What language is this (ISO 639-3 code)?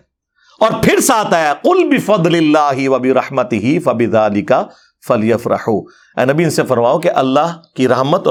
urd